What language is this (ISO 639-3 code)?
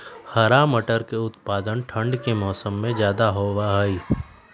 mag